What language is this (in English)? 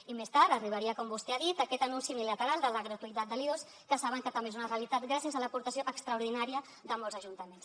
Catalan